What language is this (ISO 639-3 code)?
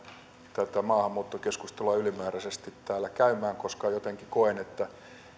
fin